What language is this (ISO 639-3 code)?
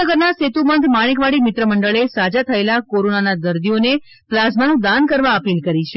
guj